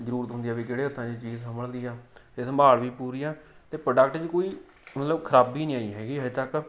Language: Punjabi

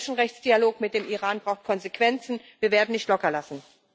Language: German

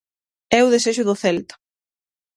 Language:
Galician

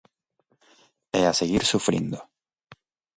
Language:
Galician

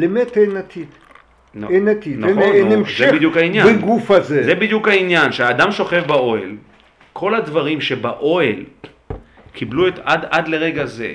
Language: Hebrew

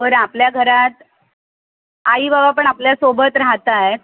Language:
Marathi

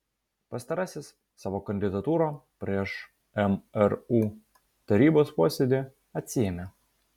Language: Lithuanian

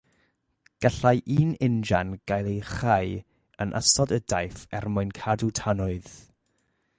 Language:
Welsh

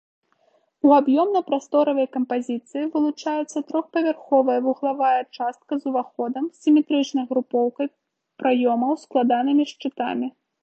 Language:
Belarusian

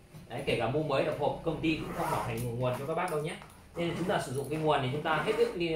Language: Vietnamese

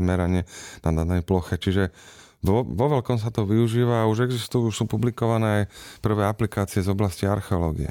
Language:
Slovak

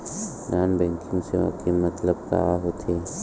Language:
Chhattisgarhi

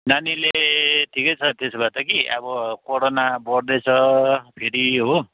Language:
Nepali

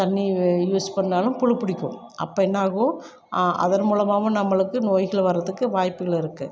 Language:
Tamil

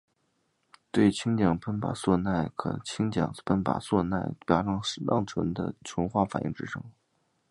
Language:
Chinese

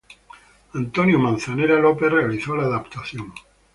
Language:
Spanish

